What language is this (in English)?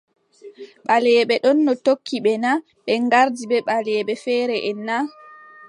Adamawa Fulfulde